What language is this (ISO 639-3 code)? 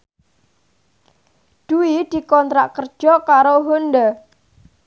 jav